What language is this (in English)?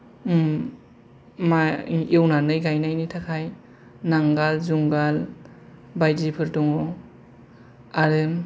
Bodo